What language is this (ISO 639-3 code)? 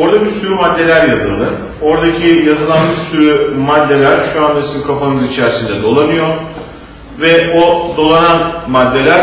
tur